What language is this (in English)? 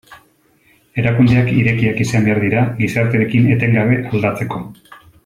Basque